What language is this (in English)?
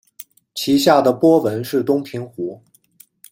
Chinese